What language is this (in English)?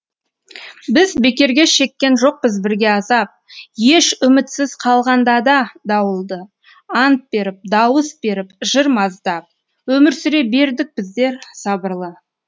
Kazakh